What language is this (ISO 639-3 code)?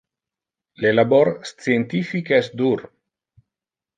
ina